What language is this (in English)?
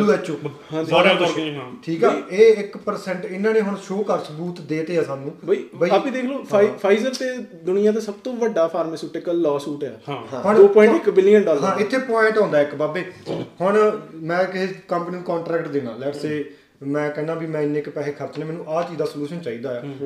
Punjabi